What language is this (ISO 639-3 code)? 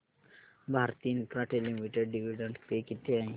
mar